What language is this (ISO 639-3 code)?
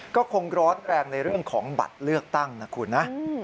tha